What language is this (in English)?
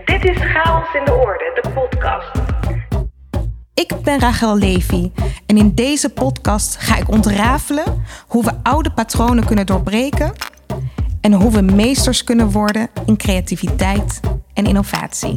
Dutch